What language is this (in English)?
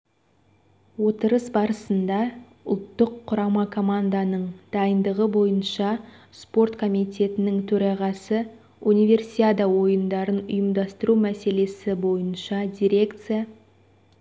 Kazakh